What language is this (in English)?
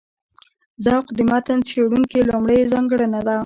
Pashto